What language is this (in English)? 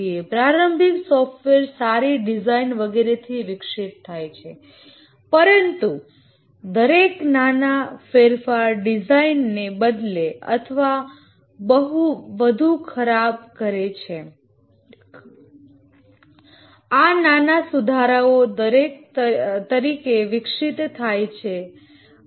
Gujarati